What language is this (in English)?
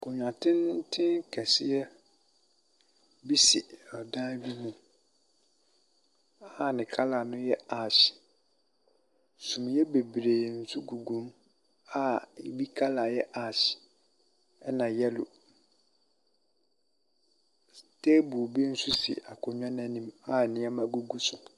Akan